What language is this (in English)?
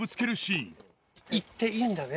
Japanese